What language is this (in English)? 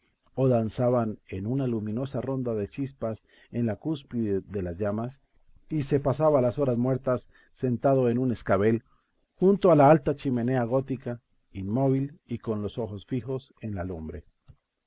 Spanish